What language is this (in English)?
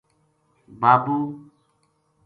Gujari